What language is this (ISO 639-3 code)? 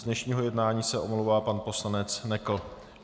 ces